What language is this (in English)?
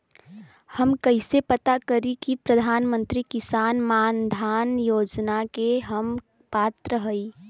Bhojpuri